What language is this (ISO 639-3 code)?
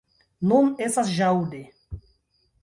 epo